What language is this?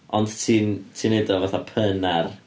Welsh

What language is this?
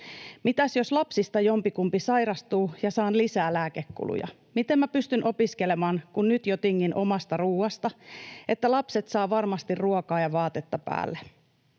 Finnish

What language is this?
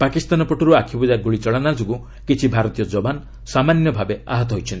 Odia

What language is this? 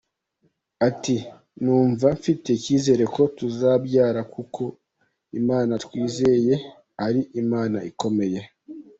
Kinyarwanda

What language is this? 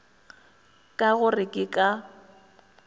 Northern Sotho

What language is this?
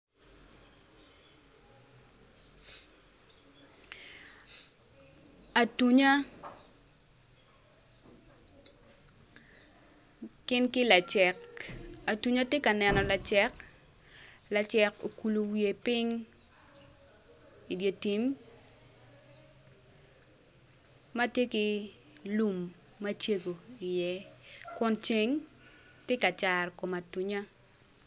Acoli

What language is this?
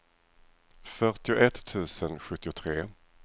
Swedish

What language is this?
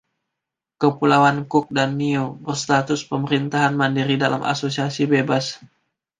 Indonesian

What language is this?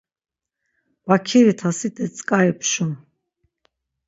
Laz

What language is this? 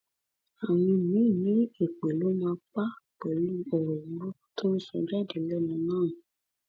Yoruba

